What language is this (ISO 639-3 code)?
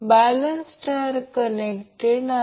mar